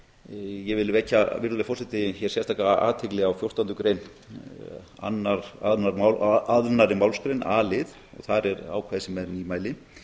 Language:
Icelandic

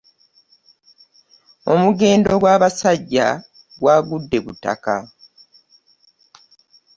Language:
Ganda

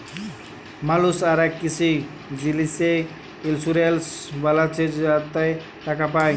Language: Bangla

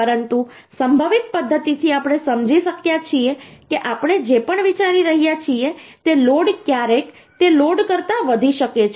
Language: Gujarati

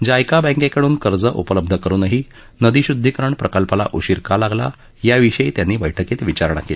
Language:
Marathi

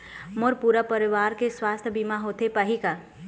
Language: Chhattisgarhi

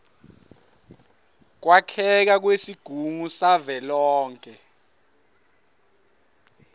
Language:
Swati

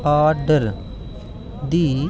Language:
Dogri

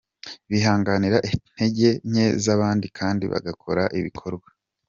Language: Kinyarwanda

